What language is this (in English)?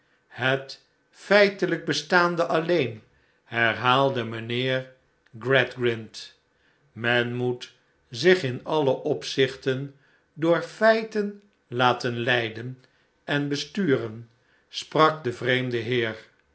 Dutch